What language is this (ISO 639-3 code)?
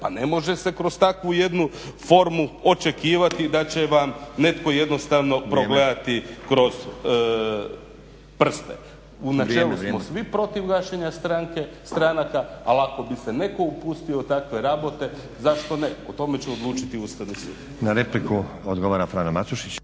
hrv